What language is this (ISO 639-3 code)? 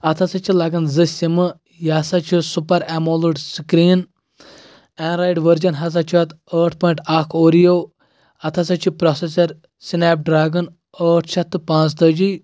kas